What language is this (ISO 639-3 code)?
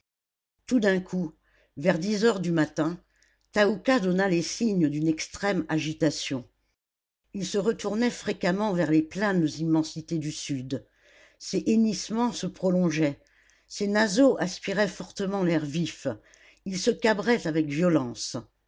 fra